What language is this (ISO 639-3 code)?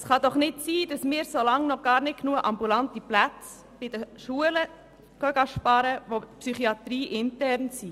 gsw